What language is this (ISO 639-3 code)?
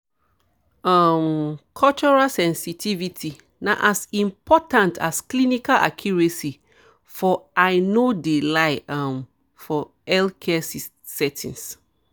pcm